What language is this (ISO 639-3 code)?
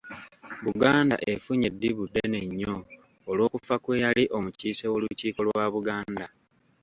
lug